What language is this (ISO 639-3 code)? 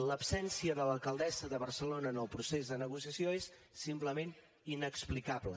cat